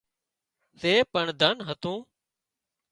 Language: Wadiyara Koli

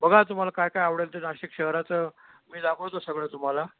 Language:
Marathi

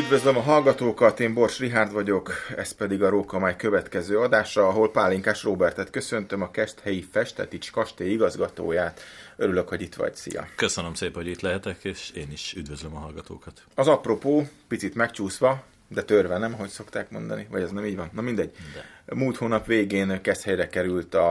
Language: Hungarian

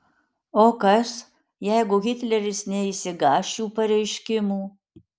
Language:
Lithuanian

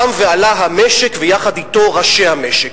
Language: Hebrew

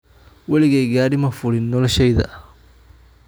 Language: Somali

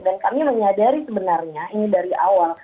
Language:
Indonesian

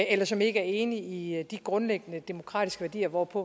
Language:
Danish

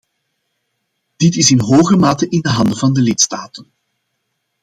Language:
Dutch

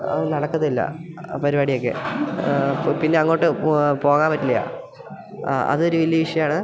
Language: Malayalam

